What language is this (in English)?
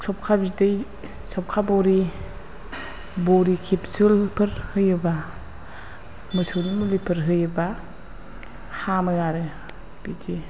Bodo